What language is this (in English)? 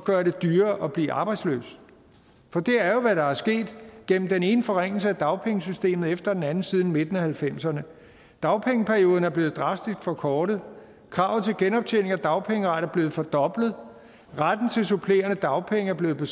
Danish